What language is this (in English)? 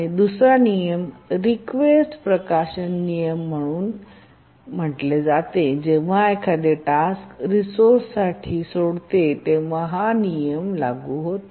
Marathi